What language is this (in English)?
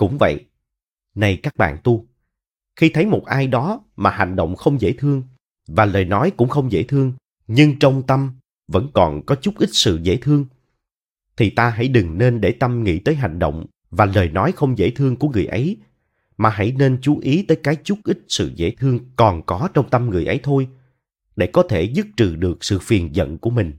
Vietnamese